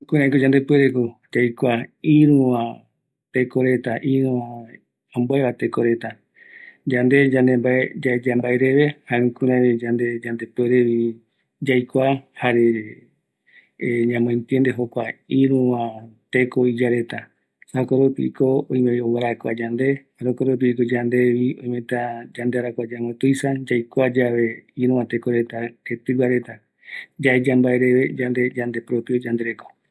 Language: Eastern Bolivian Guaraní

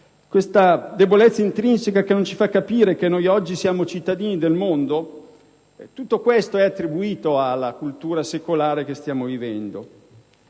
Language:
Italian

